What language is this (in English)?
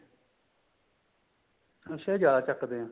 Punjabi